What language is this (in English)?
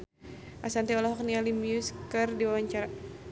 Sundanese